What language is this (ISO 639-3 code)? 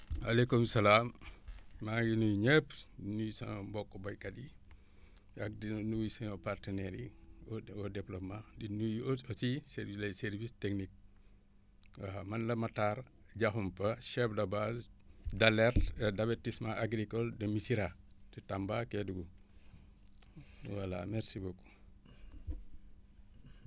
wol